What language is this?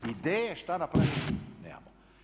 Croatian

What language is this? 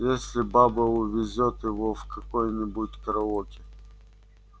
Russian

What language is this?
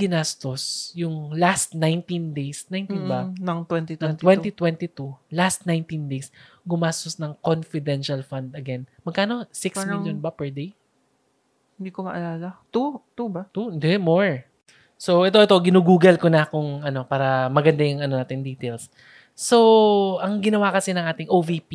Filipino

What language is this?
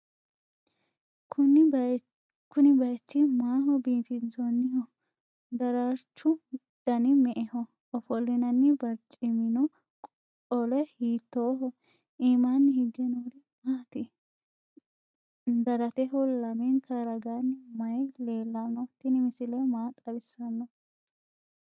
Sidamo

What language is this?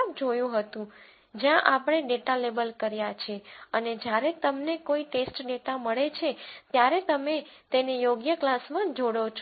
Gujarati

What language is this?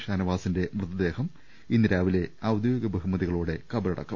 Malayalam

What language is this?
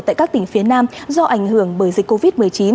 Vietnamese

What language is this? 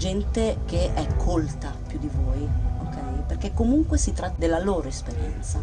Italian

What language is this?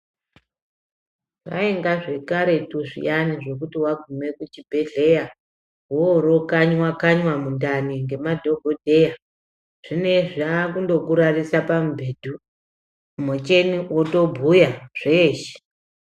Ndau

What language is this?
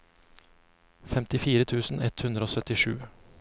Norwegian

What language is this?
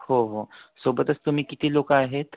Marathi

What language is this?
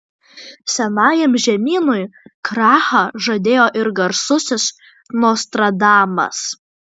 Lithuanian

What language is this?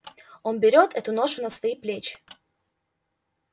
Russian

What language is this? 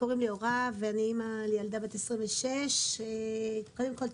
Hebrew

